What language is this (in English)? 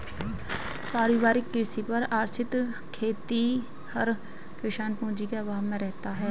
Hindi